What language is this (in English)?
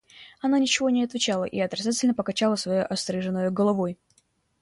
Russian